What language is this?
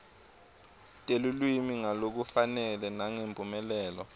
Swati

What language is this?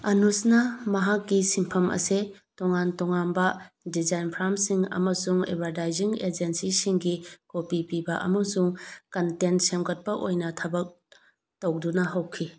Manipuri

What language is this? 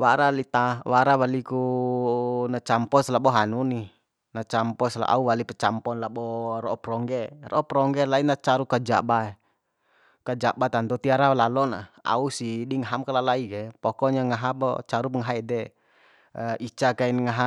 Bima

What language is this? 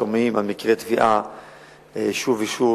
Hebrew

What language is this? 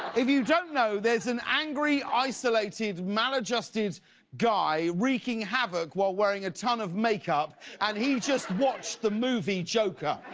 English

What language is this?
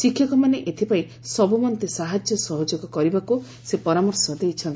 Odia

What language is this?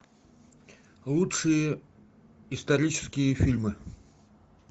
Russian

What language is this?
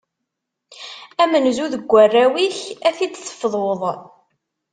Kabyle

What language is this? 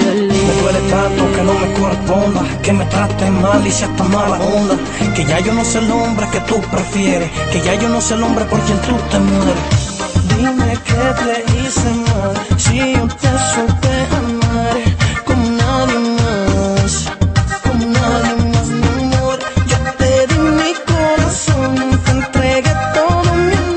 Romanian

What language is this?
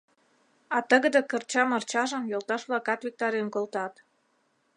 Mari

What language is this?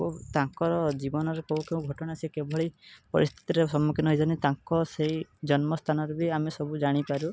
Odia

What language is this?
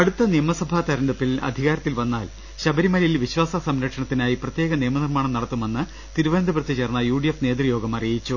Malayalam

